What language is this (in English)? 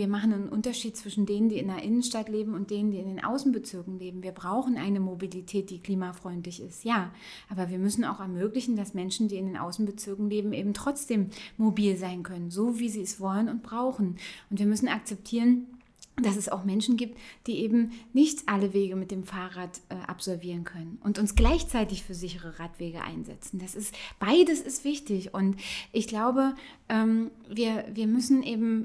German